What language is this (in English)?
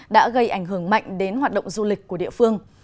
Vietnamese